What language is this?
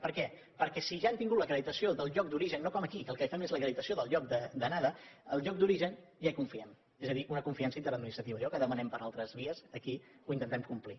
Catalan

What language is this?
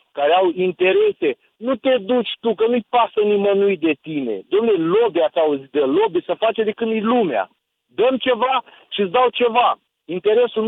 Romanian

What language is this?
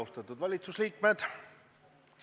Estonian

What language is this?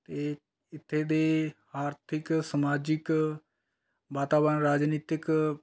Punjabi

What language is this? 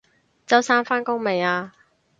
Cantonese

